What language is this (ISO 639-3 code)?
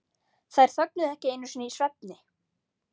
isl